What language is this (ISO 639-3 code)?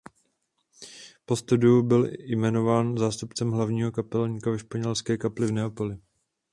ces